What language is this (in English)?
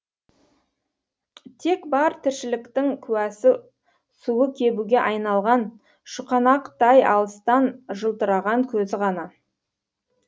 Kazakh